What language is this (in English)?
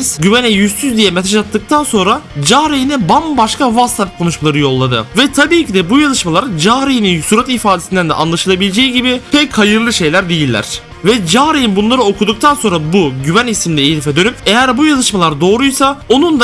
Turkish